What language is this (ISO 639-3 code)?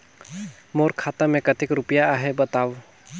hne